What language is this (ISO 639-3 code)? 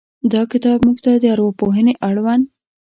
pus